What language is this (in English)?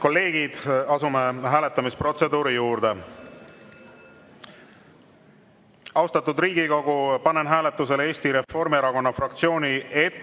Estonian